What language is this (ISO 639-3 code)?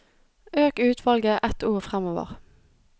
nor